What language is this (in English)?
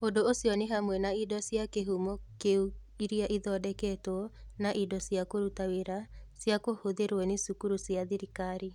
Kikuyu